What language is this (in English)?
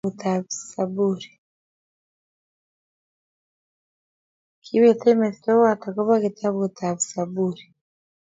Kalenjin